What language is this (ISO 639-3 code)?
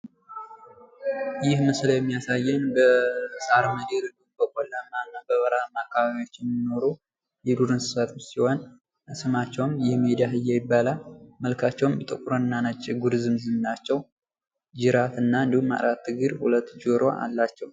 amh